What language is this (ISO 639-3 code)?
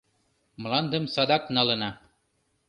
chm